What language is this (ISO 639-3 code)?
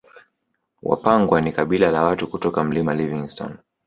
swa